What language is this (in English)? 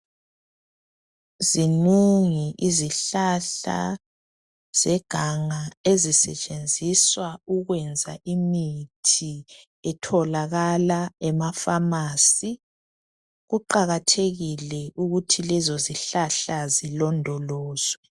North Ndebele